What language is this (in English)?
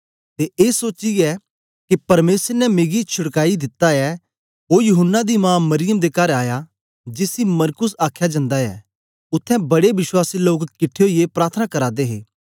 Dogri